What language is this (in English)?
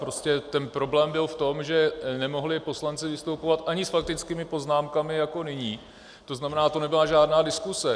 Czech